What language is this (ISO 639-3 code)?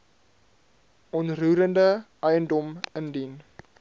afr